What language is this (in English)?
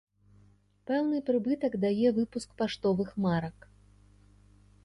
Belarusian